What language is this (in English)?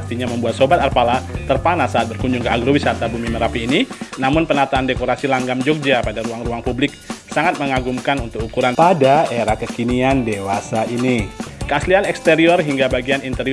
Indonesian